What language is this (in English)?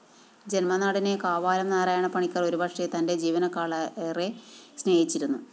Malayalam